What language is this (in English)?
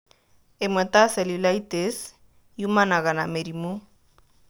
Kikuyu